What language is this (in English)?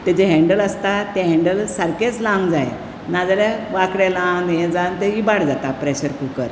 Konkani